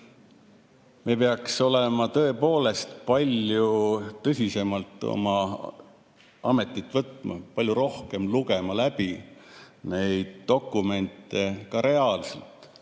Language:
Estonian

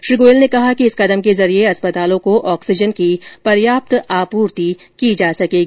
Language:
Hindi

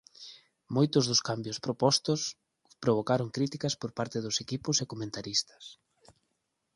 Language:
Galician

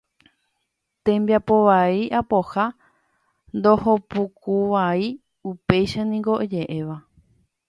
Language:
Guarani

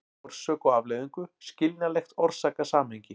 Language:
Icelandic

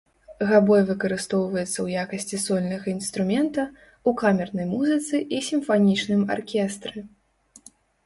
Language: Belarusian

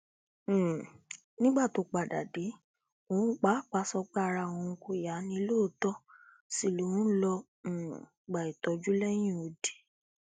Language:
Yoruba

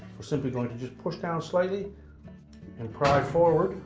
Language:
English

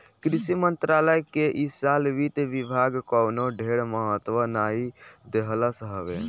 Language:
Bhojpuri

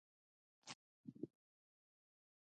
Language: Pashto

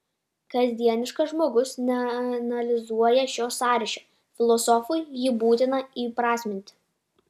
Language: Lithuanian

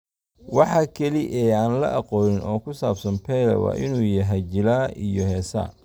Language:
Somali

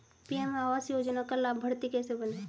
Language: Hindi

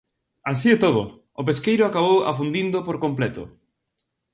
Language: Galician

